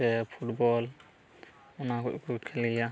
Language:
Santali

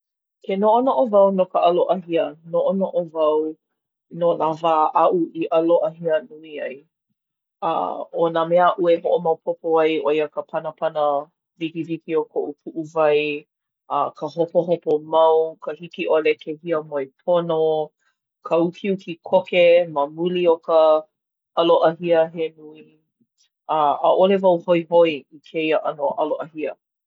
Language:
Hawaiian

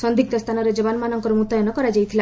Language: Odia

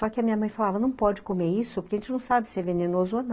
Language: Portuguese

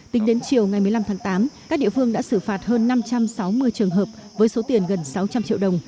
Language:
Vietnamese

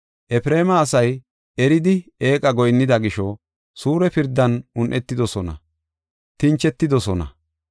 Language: Gofa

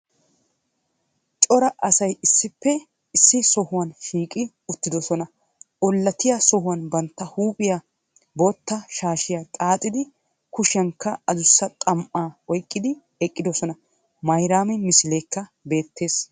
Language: Wolaytta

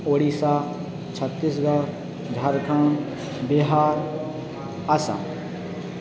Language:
Odia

